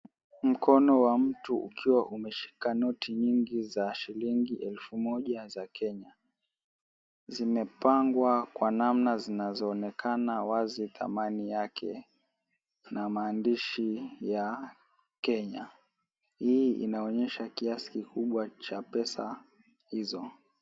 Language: Swahili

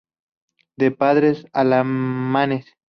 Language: Spanish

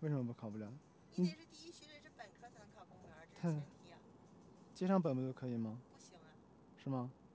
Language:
Chinese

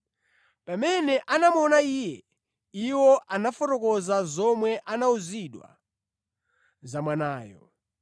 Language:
Nyanja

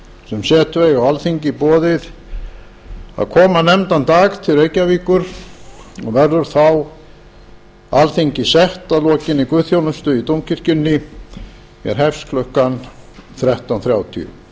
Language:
Icelandic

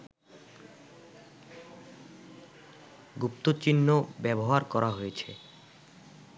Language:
Bangla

